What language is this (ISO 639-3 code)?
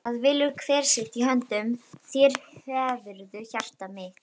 isl